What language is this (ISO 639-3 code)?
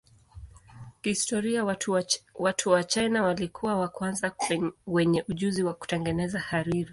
swa